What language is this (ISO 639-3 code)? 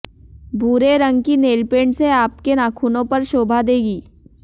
hin